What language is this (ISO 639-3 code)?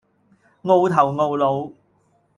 yue